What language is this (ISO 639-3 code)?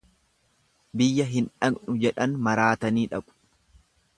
orm